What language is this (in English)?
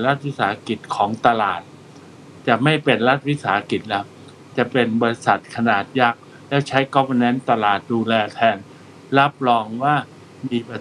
Thai